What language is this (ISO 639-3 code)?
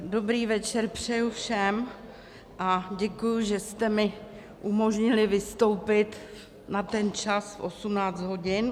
ces